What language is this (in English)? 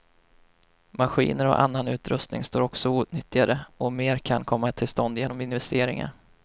Swedish